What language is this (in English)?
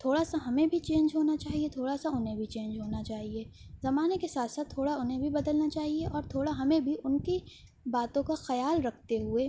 Urdu